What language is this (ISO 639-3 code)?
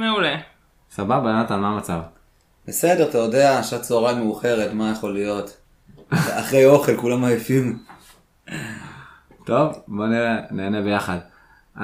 heb